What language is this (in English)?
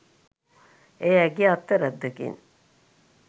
Sinhala